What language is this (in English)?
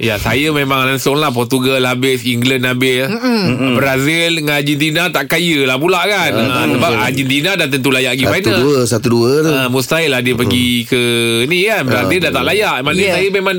Malay